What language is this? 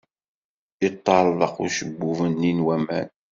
Kabyle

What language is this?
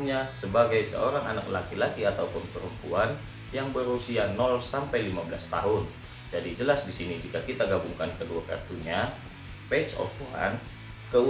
Indonesian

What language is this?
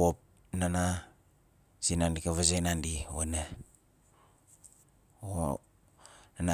Nalik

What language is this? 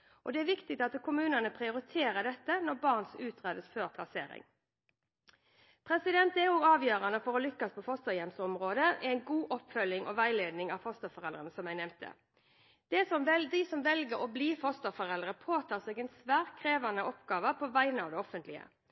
Norwegian Bokmål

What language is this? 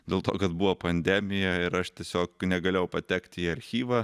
Lithuanian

